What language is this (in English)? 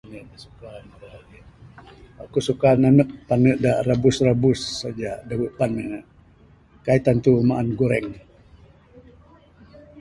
Bukar-Sadung Bidayuh